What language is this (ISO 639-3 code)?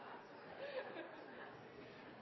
nno